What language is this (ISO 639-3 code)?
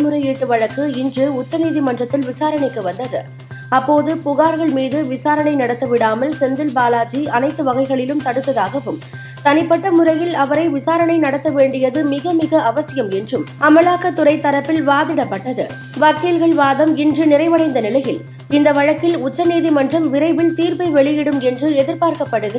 tam